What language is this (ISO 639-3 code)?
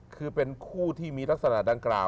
tha